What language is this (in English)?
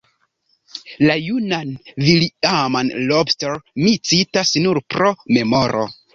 Esperanto